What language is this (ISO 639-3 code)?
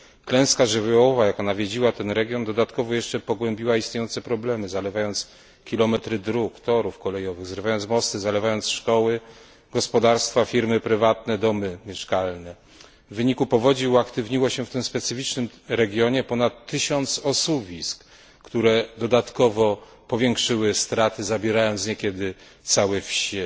pol